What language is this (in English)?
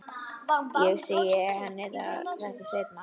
Icelandic